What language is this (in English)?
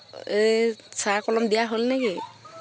Assamese